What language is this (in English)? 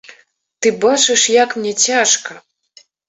Belarusian